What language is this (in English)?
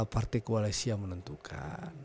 Indonesian